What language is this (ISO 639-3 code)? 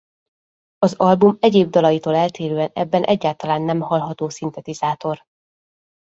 hun